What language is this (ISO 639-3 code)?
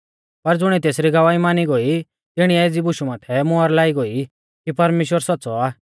bfz